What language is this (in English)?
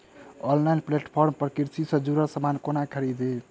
Maithili